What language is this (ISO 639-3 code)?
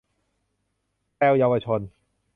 tha